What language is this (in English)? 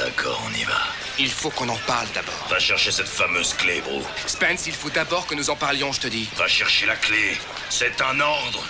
French